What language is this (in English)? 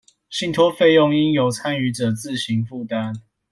Chinese